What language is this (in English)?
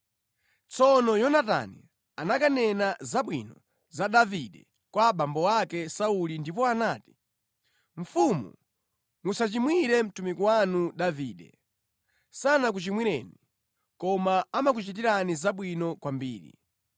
Nyanja